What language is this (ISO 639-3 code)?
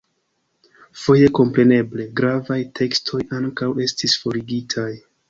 epo